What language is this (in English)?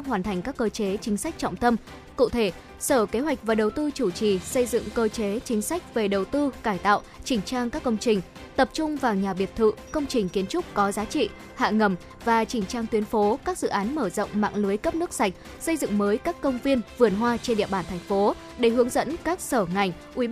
Vietnamese